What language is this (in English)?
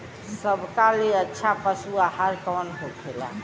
Bhojpuri